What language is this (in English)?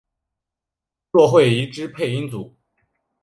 Chinese